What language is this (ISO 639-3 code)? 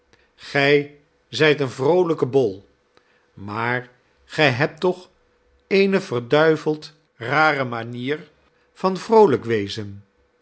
nld